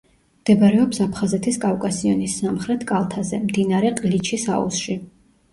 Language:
Georgian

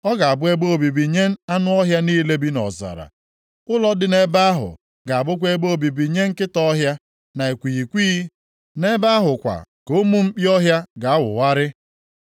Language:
Igbo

